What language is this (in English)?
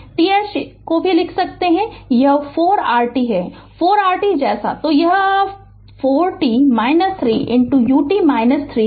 Hindi